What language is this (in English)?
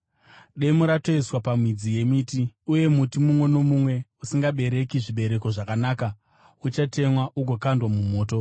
Shona